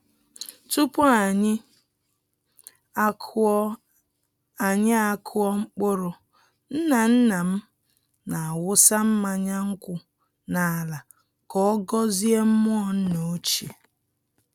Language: Igbo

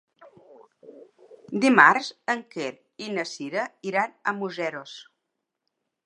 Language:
Catalan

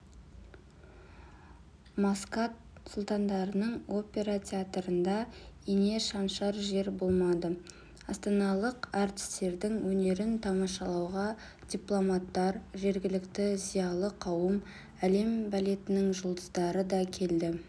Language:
Kazakh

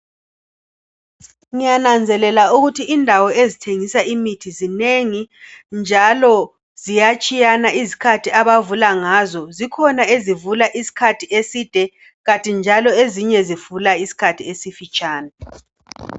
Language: North Ndebele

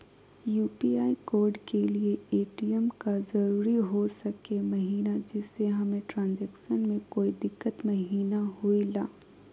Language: Magahi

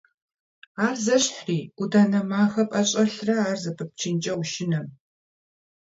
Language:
Kabardian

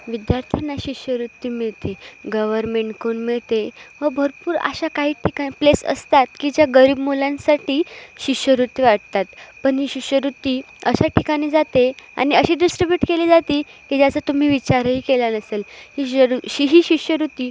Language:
Marathi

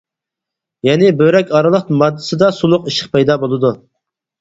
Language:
Uyghur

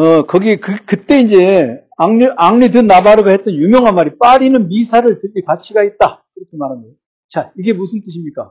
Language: Korean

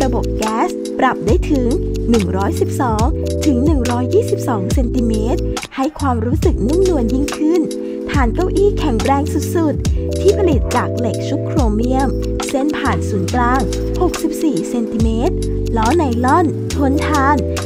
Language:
Thai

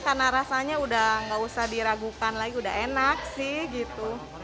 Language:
Indonesian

